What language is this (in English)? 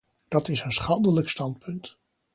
Dutch